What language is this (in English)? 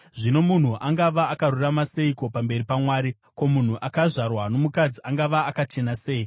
Shona